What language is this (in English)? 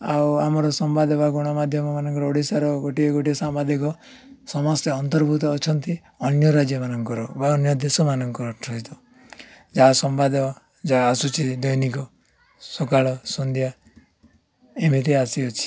Odia